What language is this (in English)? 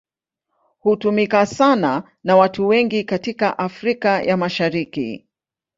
Swahili